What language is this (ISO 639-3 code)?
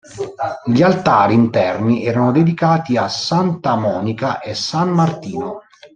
ita